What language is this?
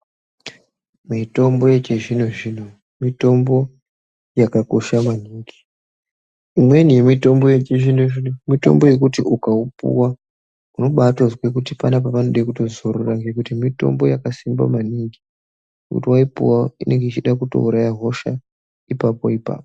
Ndau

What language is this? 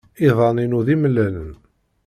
Kabyle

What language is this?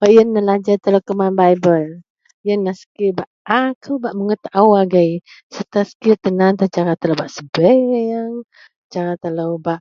Central Melanau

